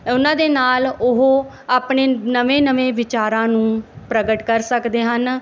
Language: Punjabi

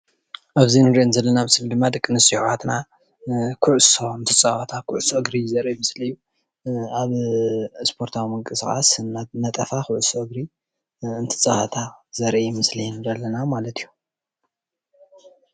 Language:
Tigrinya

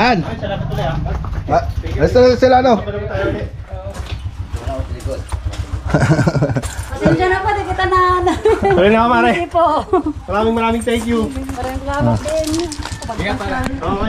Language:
Filipino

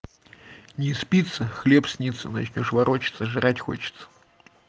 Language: Russian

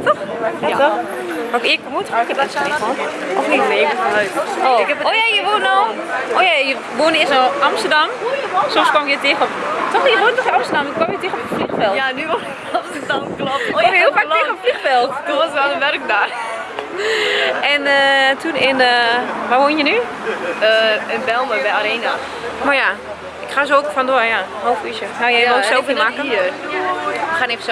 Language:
Dutch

